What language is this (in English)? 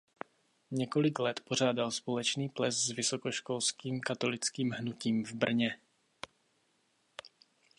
Czech